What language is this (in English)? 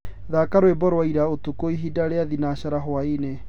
Kikuyu